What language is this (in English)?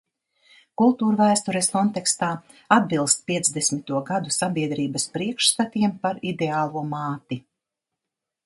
Latvian